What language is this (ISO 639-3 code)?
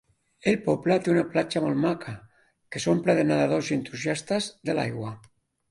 cat